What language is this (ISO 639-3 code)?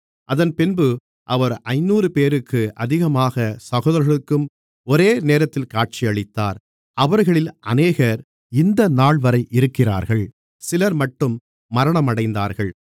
tam